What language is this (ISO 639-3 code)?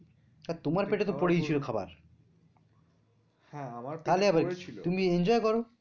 ben